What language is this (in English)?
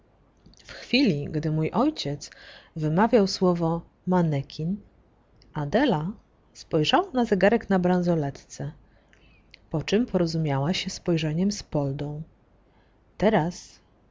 Polish